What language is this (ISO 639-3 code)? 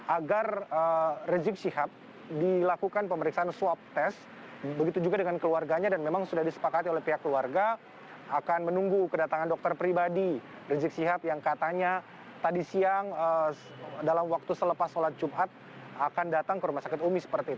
ind